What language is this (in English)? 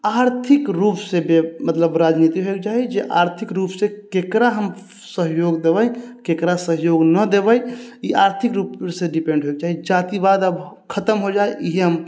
Maithili